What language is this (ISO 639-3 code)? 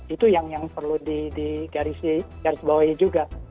ind